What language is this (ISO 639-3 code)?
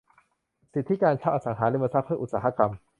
tha